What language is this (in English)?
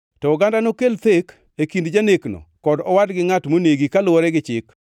Luo (Kenya and Tanzania)